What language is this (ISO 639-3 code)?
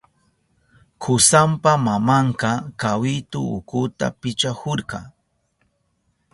qup